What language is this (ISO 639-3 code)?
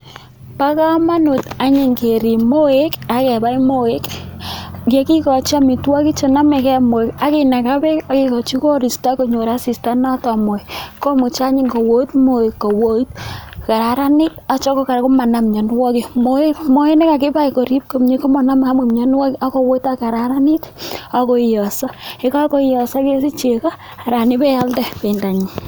kln